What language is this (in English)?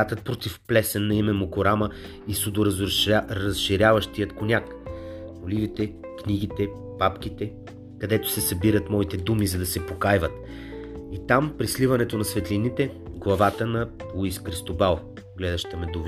Bulgarian